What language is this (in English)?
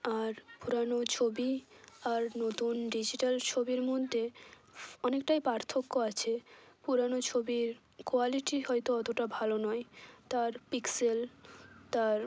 Bangla